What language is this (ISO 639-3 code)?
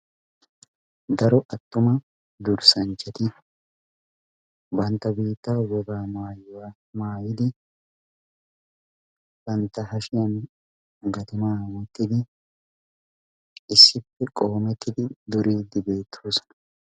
wal